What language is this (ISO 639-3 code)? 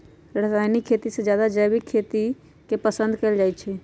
mag